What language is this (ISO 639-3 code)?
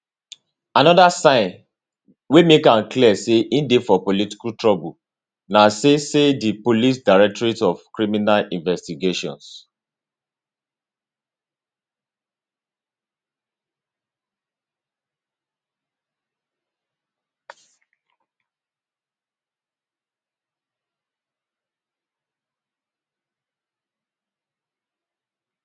pcm